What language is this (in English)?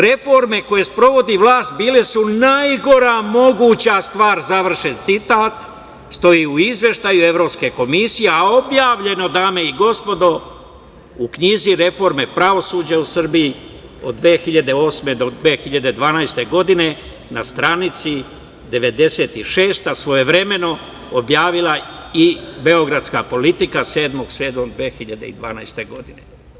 Serbian